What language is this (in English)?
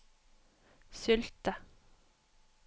Norwegian